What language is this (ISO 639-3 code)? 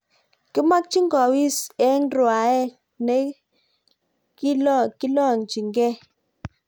kln